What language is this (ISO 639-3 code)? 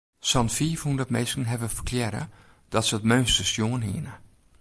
fry